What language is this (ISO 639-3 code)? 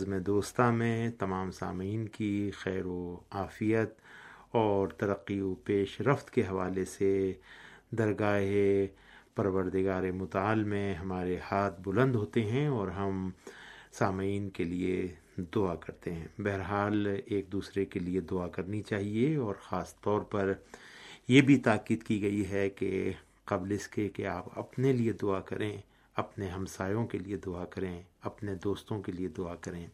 urd